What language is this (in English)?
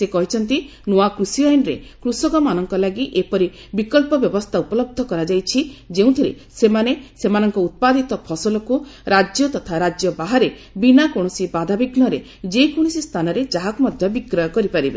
Odia